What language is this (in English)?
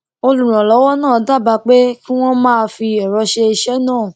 Yoruba